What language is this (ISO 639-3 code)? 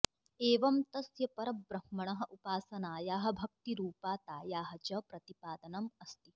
san